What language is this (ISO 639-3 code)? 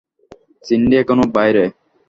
ben